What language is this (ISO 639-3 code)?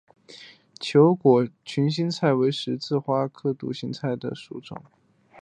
zho